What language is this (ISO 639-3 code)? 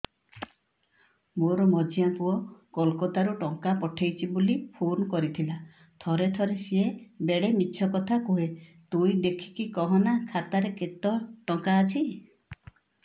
ori